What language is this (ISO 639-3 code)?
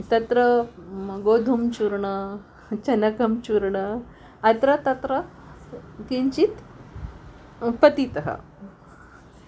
san